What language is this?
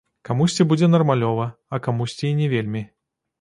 Belarusian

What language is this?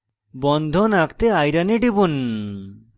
Bangla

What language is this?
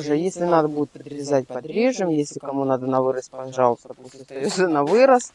Russian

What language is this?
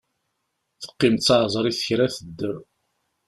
Kabyle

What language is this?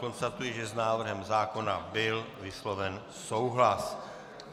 Czech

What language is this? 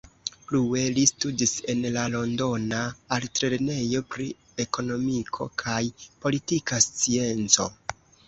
Esperanto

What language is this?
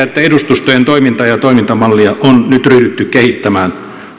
Finnish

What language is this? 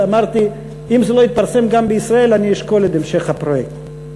Hebrew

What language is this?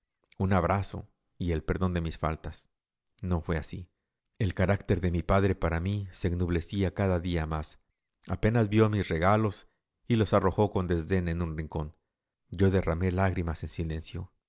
Spanish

